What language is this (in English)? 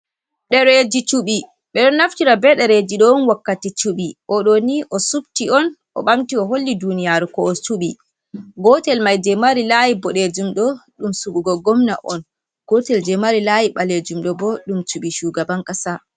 Fula